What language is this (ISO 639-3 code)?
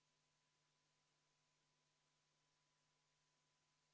est